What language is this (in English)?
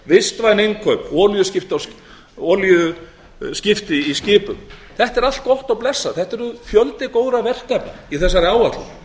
Icelandic